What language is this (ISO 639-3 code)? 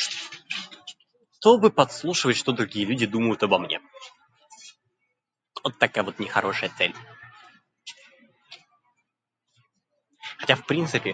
rus